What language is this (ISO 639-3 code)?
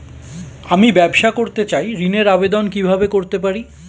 ben